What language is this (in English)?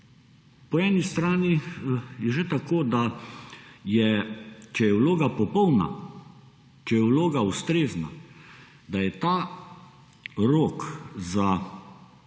Slovenian